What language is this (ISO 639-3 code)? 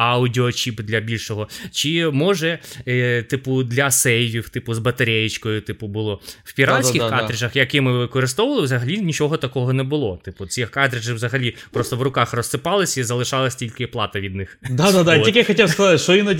ukr